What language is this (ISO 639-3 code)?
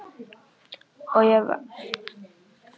isl